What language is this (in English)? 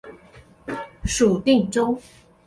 Chinese